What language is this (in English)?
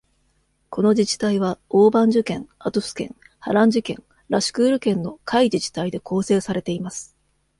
Japanese